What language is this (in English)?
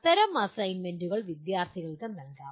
Malayalam